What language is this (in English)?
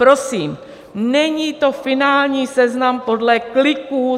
Czech